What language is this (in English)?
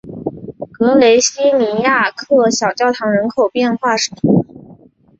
Chinese